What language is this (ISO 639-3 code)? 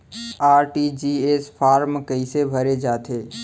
hne